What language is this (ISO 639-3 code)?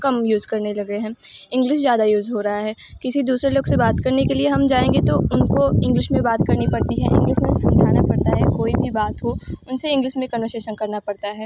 hin